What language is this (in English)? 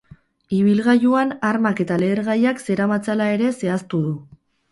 Basque